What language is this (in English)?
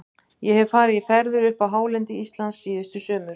Icelandic